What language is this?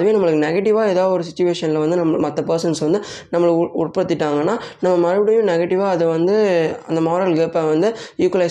Tamil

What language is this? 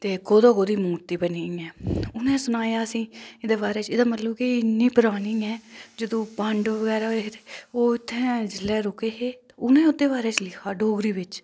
Dogri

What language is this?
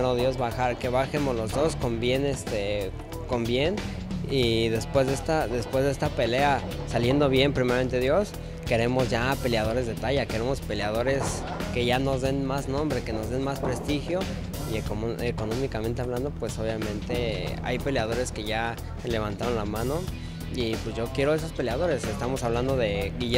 Spanish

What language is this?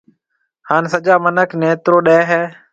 Marwari (Pakistan)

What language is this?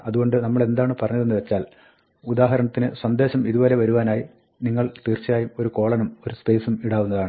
Malayalam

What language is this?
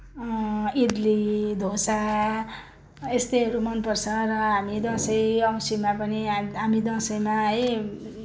Nepali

